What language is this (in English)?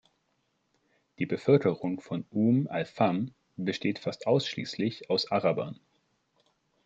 German